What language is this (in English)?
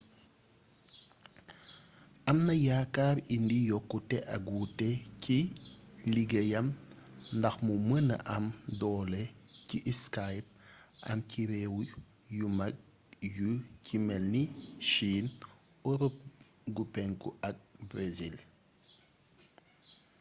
Wolof